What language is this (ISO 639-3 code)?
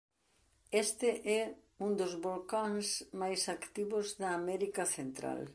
glg